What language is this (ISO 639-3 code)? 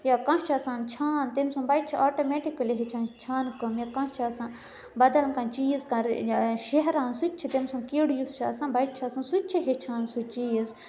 kas